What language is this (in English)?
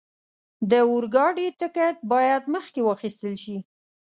Pashto